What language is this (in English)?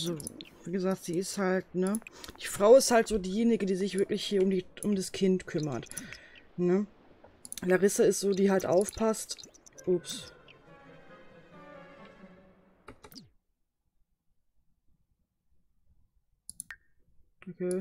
German